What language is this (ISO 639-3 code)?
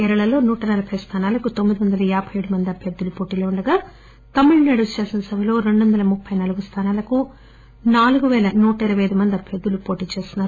tel